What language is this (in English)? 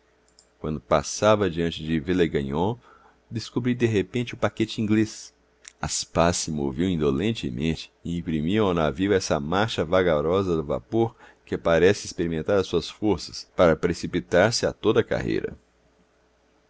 Portuguese